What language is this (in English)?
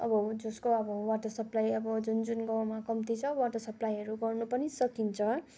Nepali